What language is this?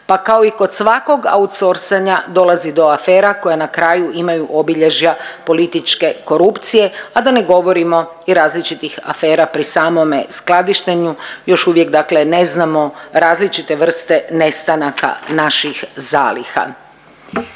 Croatian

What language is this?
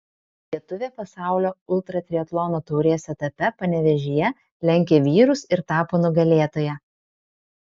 Lithuanian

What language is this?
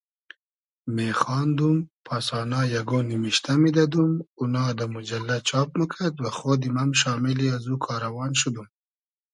Hazaragi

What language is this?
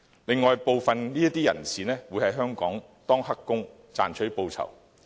Cantonese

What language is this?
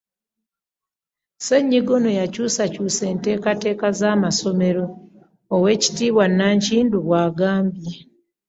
Ganda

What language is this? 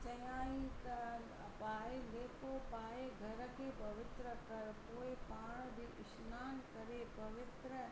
Sindhi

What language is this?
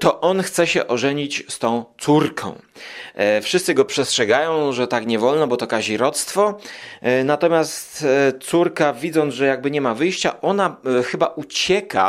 Polish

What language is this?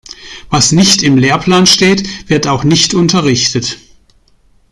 German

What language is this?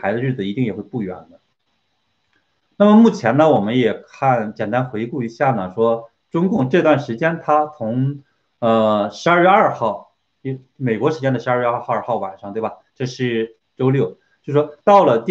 Chinese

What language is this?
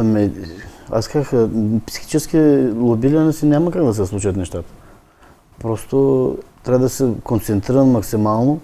Bulgarian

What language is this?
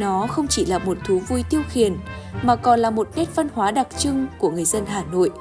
Vietnamese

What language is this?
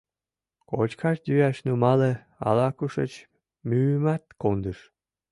Mari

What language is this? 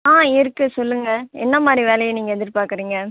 Tamil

